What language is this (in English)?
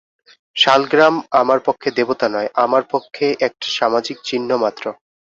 Bangla